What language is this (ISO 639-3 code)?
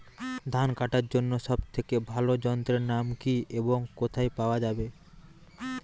ben